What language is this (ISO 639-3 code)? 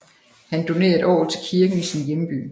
dan